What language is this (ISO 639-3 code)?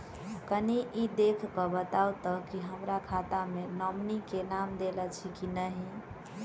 mai